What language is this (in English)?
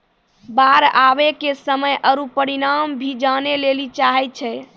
Maithili